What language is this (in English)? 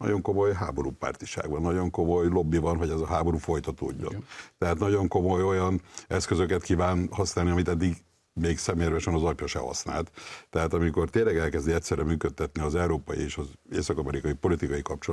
Hungarian